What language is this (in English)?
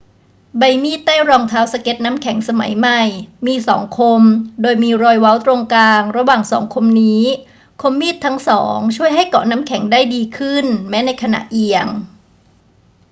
Thai